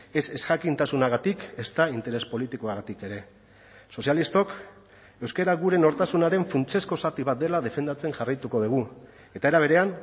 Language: Basque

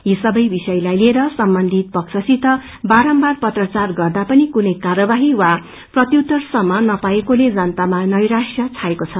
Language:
Nepali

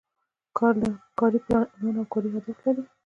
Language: Pashto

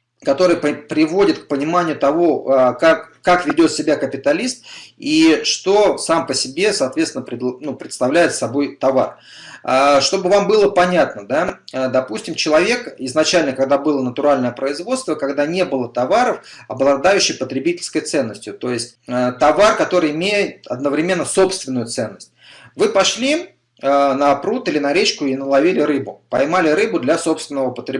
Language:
Russian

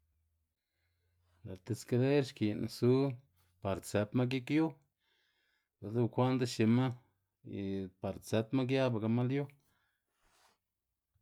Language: Xanaguía Zapotec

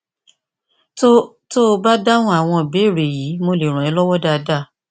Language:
Yoruba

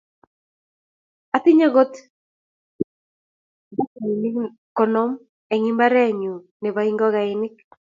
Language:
Kalenjin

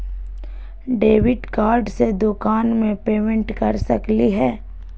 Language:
Magahi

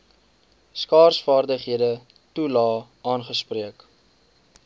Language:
Afrikaans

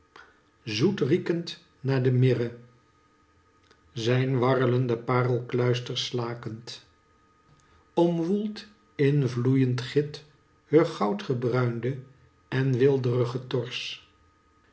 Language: Dutch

